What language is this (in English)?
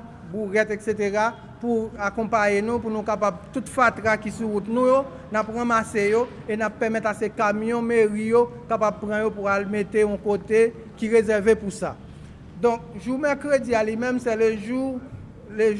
French